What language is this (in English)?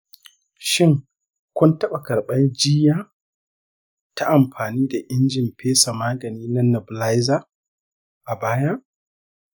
Hausa